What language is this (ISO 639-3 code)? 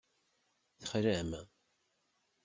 kab